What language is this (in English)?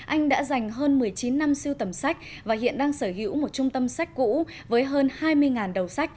Vietnamese